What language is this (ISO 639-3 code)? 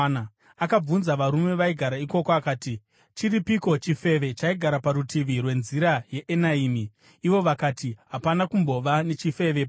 sna